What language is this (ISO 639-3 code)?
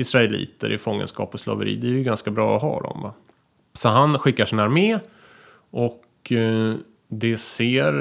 swe